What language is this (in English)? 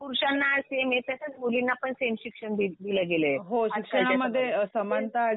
Marathi